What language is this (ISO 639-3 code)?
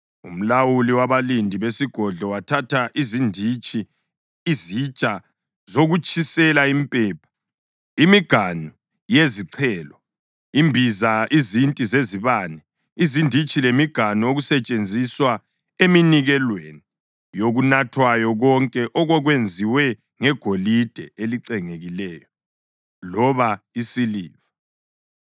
nde